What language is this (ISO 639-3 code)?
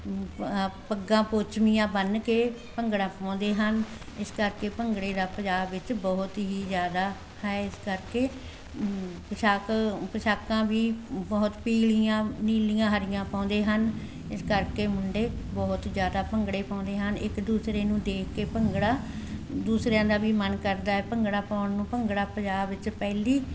pan